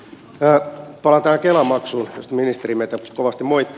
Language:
Finnish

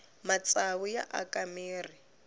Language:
Tsonga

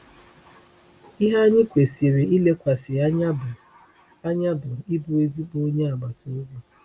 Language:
Igbo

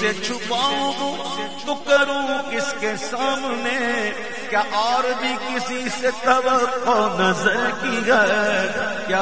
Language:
Arabic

